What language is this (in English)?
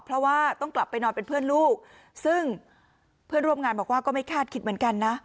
Thai